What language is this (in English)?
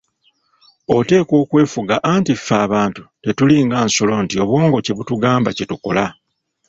Ganda